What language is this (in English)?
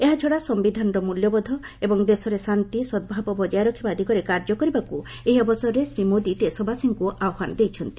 Odia